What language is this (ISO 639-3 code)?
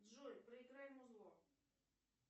rus